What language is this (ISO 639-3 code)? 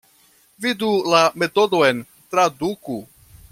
epo